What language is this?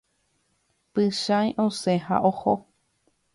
Guarani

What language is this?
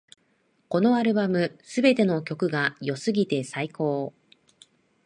Japanese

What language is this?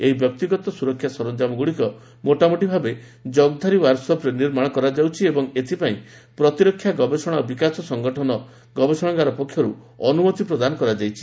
Odia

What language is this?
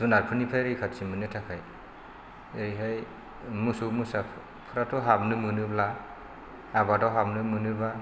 Bodo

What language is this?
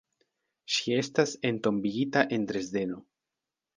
Esperanto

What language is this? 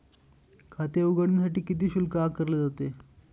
Marathi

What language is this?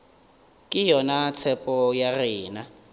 Northern Sotho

